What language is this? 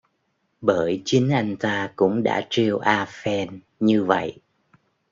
Vietnamese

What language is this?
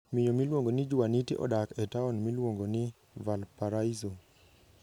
Luo (Kenya and Tanzania)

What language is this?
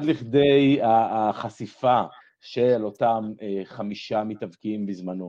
Hebrew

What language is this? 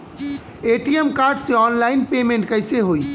Bhojpuri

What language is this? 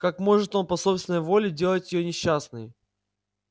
Russian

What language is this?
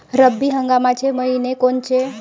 Marathi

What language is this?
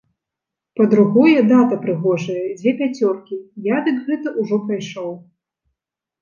Belarusian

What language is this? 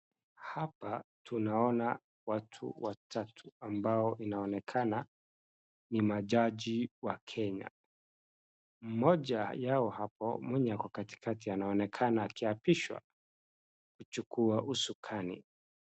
Swahili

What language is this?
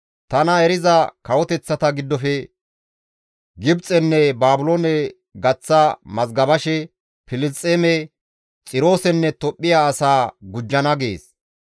Gamo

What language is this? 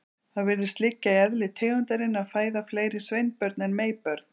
Icelandic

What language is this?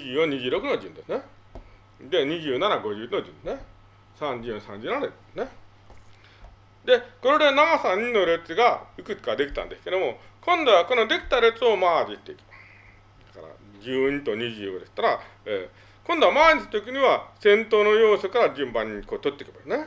Japanese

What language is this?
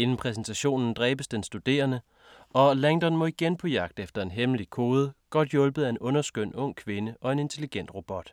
Danish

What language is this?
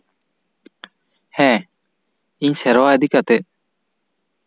Santali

